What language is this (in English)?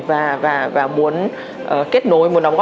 Vietnamese